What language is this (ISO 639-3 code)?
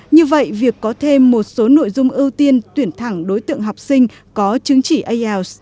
vie